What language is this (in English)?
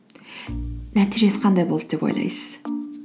Kazakh